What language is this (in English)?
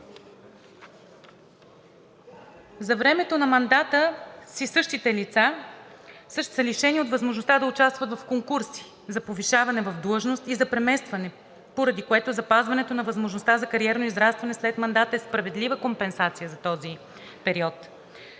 Bulgarian